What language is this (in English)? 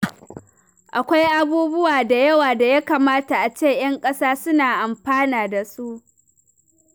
Hausa